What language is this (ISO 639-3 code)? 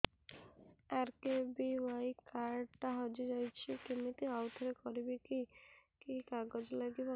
ori